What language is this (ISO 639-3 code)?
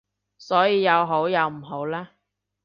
yue